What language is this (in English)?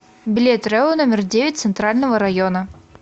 Russian